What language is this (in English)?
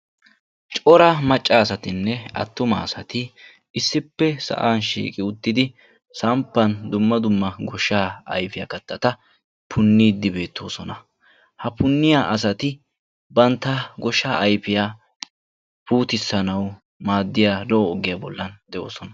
Wolaytta